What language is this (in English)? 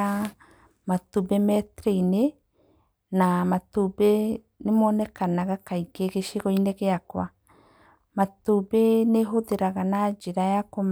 Kikuyu